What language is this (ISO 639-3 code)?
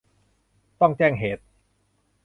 tha